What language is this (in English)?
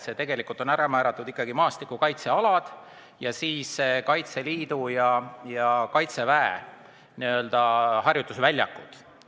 Estonian